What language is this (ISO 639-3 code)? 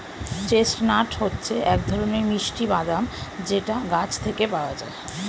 ben